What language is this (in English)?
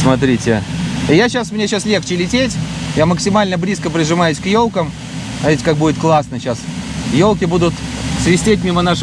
Russian